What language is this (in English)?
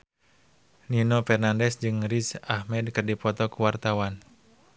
Sundanese